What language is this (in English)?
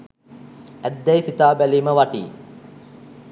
Sinhala